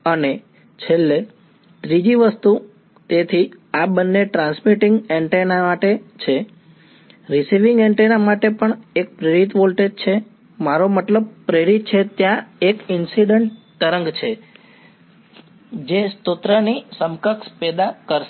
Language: Gujarati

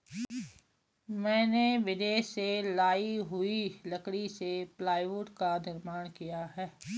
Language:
Hindi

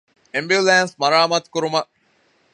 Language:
Divehi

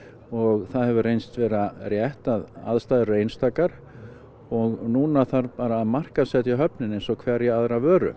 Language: Icelandic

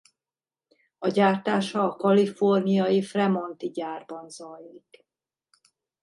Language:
Hungarian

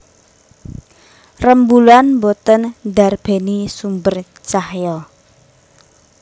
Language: Javanese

